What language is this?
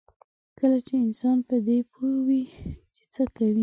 Pashto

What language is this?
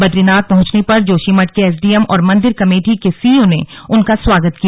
Hindi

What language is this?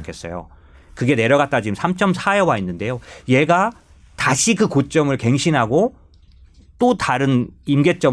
Korean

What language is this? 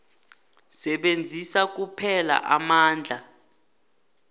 South Ndebele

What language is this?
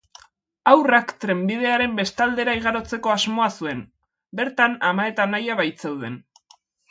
Basque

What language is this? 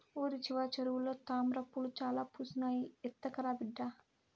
Telugu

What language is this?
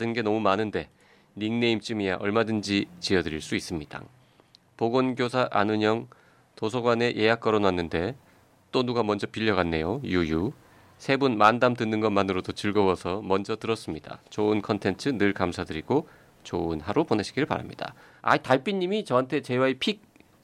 Korean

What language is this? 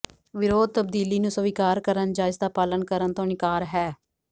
Punjabi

